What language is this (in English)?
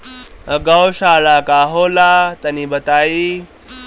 Bhojpuri